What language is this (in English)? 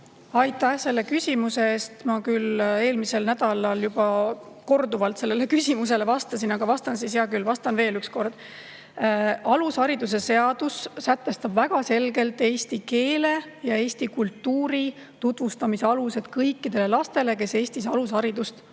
Estonian